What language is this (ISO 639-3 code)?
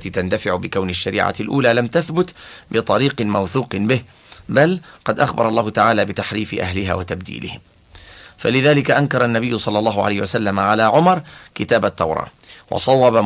ara